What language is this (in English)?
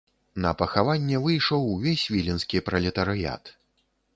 Belarusian